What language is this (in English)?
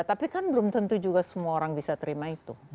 Indonesian